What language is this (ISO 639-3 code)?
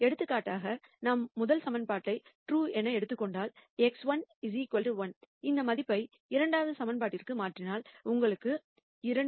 tam